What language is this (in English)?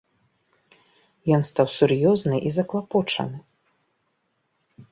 Belarusian